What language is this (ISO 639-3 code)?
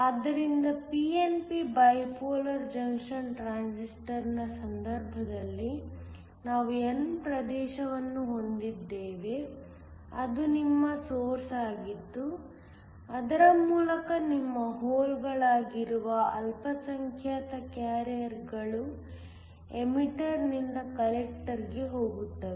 kan